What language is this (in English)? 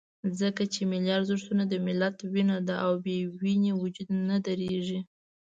Pashto